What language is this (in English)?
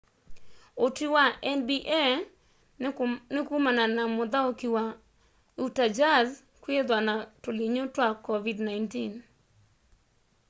Kamba